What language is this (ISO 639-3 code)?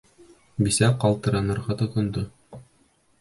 bak